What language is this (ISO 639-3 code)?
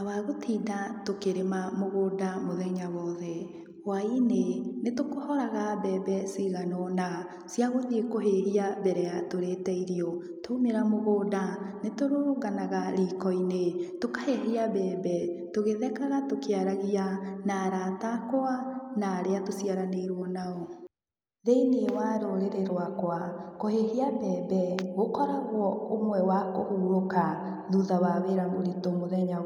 kik